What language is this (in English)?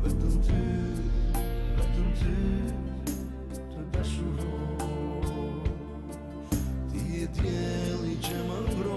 Spanish